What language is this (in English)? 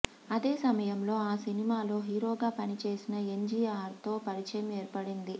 Telugu